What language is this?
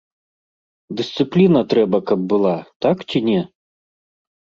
Belarusian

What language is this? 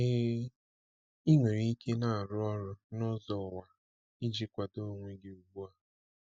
Igbo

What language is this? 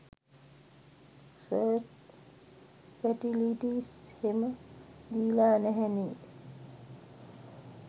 Sinhala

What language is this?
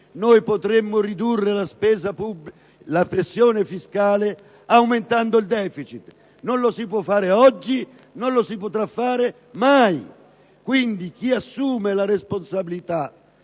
Italian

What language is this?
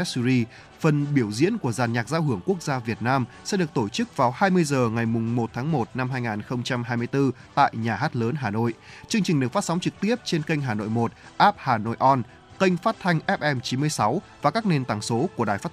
Vietnamese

